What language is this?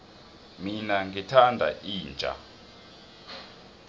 South Ndebele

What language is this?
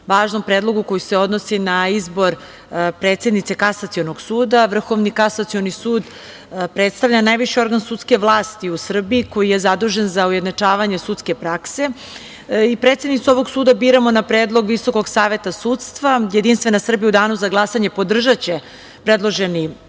Serbian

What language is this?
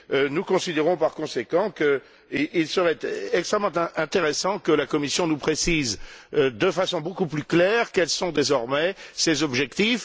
French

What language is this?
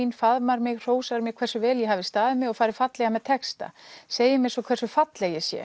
Icelandic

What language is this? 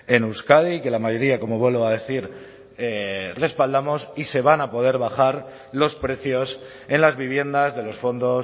Spanish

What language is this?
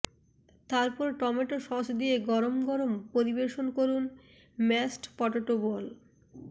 Bangla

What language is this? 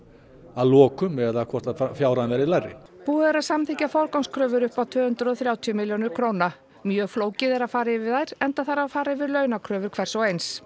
Icelandic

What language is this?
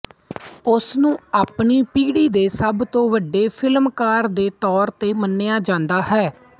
Punjabi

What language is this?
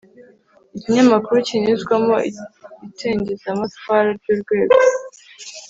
Kinyarwanda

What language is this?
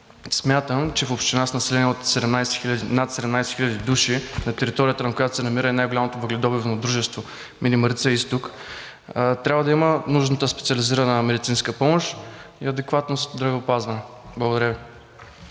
Bulgarian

